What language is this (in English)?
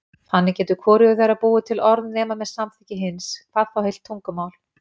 Icelandic